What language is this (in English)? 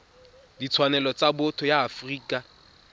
Tswana